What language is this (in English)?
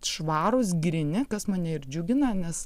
Lithuanian